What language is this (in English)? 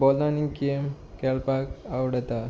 Konkani